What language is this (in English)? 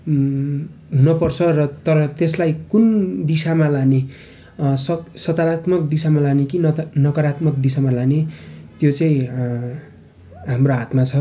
Nepali